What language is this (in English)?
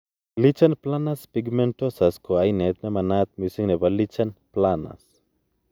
Kalenjin